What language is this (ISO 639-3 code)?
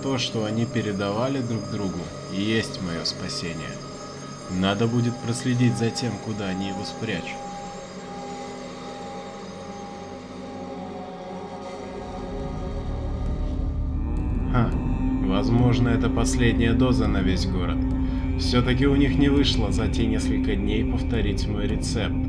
rus